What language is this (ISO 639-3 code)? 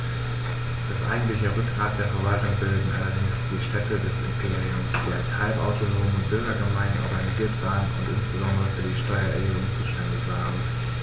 deu